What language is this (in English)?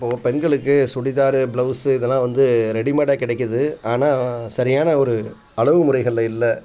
Tamil